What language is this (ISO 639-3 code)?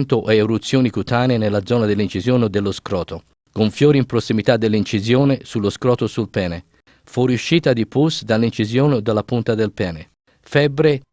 ita